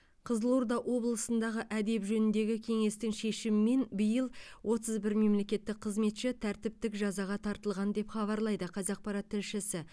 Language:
Kazakh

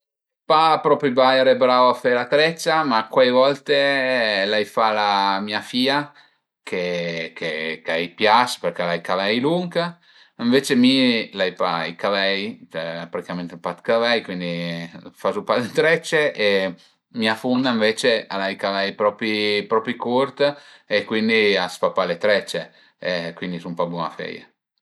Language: Piedmontese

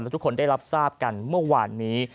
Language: Thai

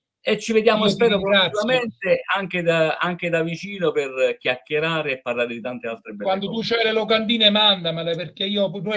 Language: Italian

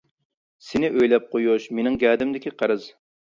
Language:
Uyghur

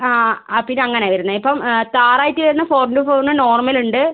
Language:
Malayalam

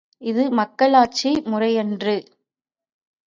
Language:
Tamil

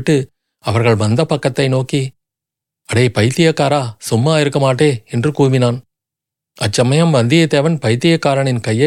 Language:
Tamil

